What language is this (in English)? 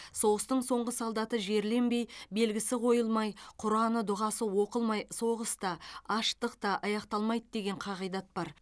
Kazakh